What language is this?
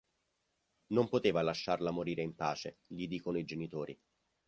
Italian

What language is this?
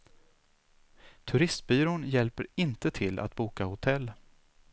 Swedish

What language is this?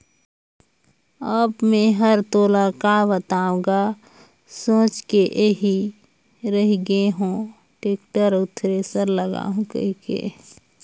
Chhattisgarhi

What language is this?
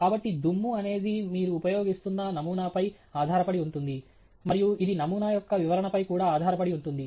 Telugu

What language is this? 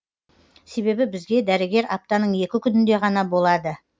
Kazakh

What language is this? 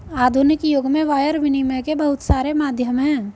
Hindi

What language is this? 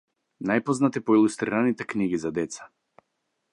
Macedonian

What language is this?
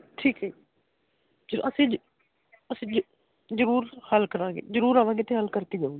Punjabi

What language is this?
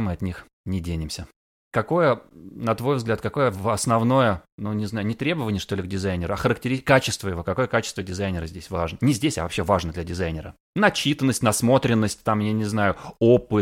Russian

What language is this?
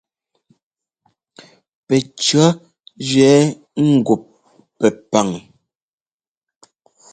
Ngomba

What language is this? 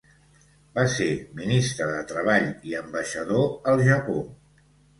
Catalan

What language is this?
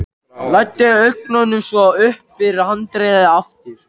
Icelandic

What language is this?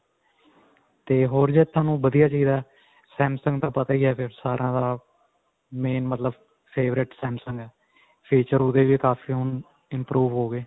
Punjabi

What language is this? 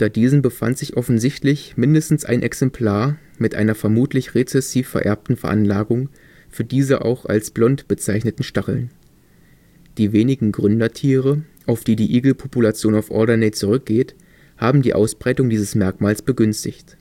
German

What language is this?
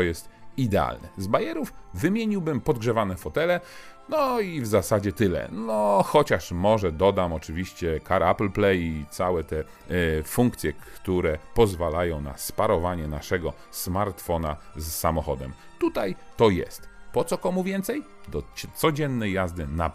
Polish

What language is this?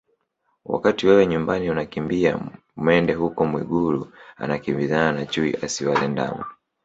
Swahili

